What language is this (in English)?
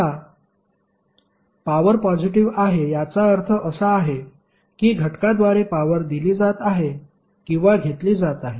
Marathi